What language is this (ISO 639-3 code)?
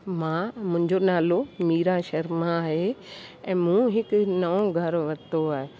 snd